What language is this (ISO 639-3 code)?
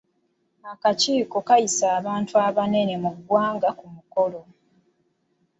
lug